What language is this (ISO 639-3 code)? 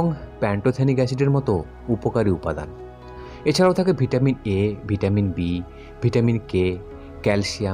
hin